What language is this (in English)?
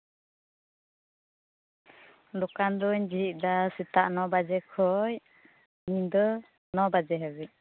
Santali